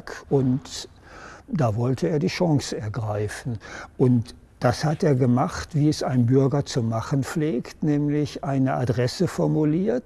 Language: German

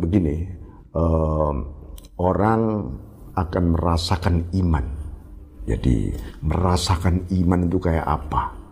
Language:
Indonesian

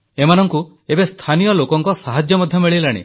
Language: Odia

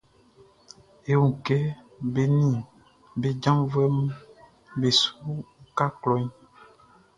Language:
Baoulé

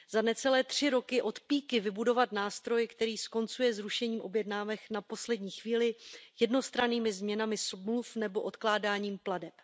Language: Czech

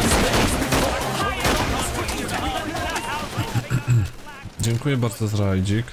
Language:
Polish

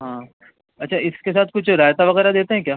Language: Urdu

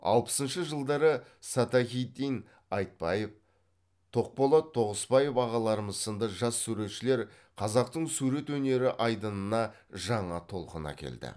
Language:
Kazakh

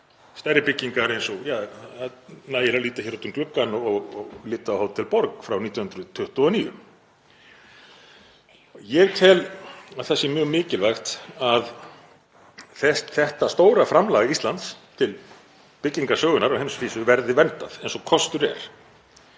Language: Icelandic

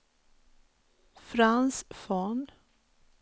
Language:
Swedish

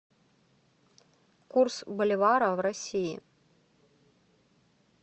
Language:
Russian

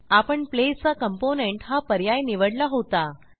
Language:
Marathi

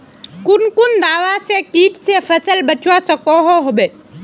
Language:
Magahi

